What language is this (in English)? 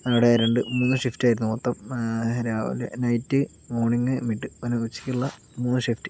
Malayalam